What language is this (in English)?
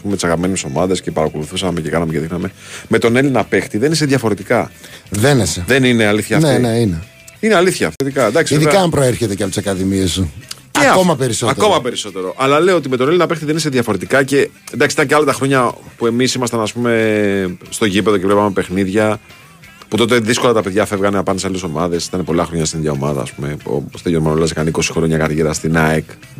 Greek